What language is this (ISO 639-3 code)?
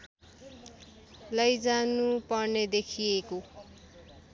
nep